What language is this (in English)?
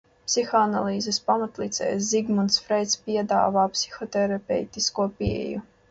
Latvian